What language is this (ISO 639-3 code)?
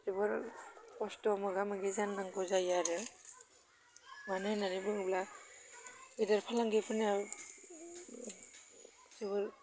brx